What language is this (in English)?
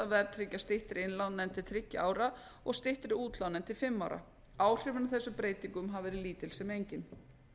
Icelandic